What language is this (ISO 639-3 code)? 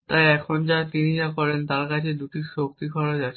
ben